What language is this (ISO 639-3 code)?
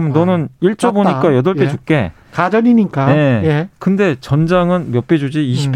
kor